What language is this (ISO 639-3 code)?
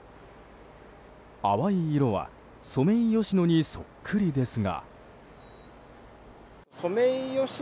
jpn